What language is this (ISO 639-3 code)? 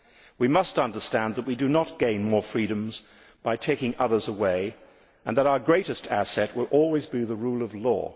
eng